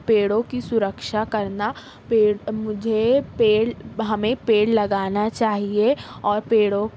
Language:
Urdu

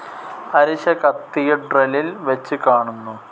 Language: Malayalam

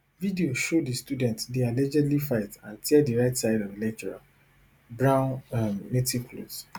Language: Nigerian Pidgin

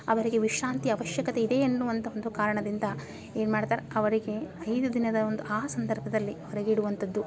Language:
Kannada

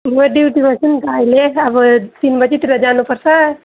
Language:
Nepali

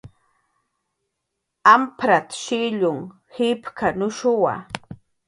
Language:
Jaqaru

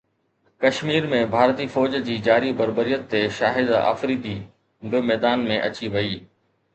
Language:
Sindhi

